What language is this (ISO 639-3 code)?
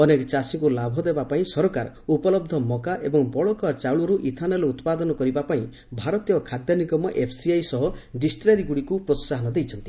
ori